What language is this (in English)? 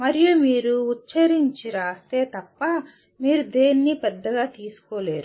Telugu